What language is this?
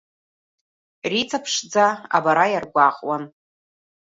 Abkhazian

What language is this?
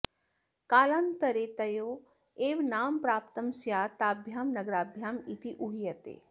Sanskrit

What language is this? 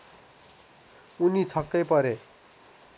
Nepali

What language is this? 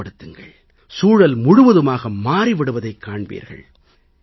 Tamil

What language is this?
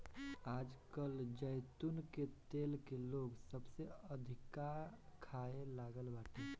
Bhojpuri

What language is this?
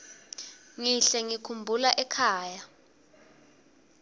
Swati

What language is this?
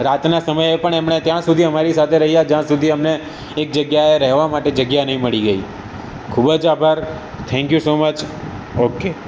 Gujarati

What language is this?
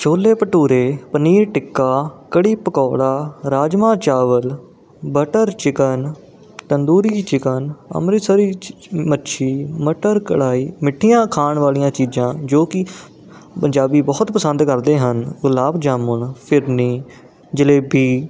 Punjabi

